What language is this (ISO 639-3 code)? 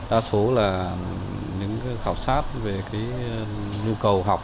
vie